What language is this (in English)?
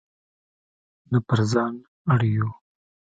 Pashto